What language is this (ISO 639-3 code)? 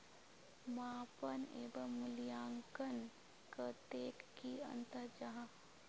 mag